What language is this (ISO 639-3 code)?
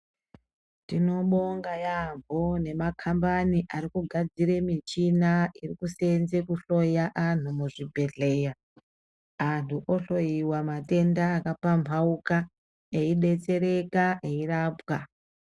ndc